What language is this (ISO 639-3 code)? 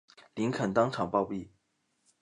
zho